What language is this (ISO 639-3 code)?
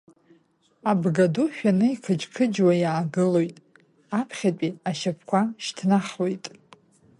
abk